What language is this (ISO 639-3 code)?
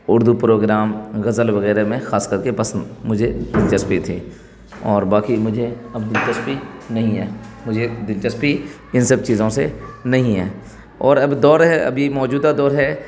urd